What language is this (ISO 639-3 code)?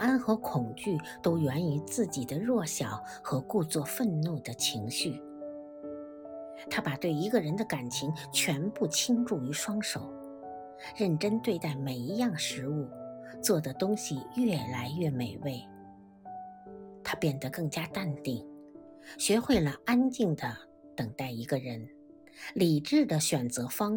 zho